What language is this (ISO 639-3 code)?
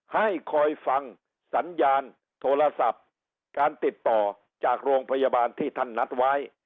tha